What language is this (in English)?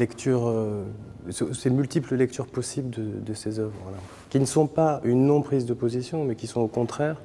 French